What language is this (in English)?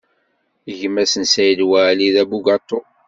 Kabyle